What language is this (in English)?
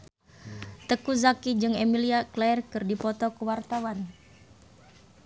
Sundanese